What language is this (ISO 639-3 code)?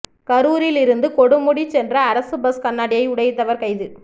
tam